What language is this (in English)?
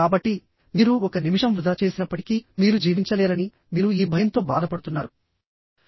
Telugu